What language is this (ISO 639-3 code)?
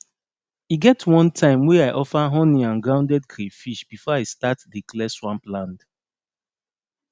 pcm